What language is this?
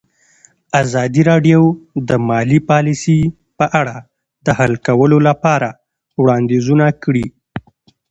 Pashto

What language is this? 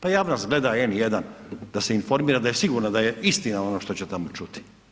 Croatian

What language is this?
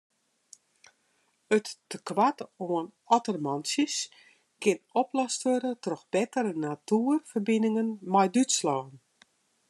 Western Frisian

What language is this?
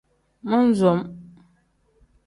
Tem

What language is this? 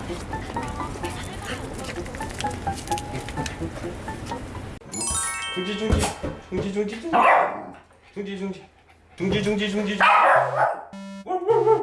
Korean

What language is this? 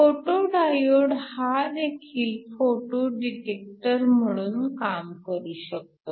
Marathi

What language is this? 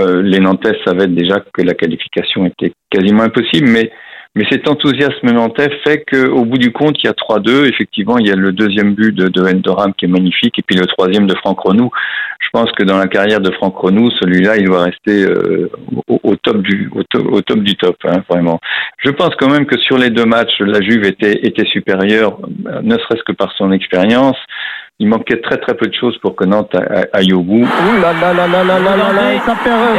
French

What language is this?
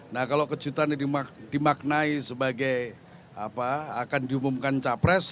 Indonesian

